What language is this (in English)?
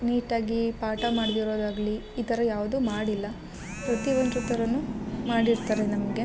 Kannada